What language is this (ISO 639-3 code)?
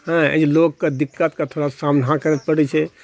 mai